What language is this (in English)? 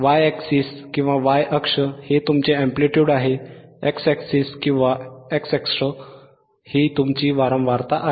Marathi